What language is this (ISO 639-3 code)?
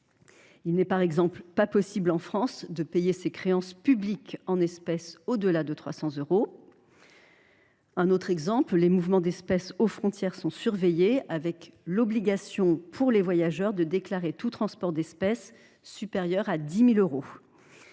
fra